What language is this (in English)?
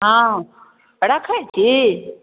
Maithili